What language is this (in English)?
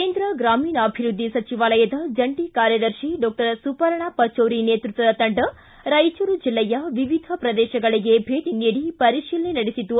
Kannada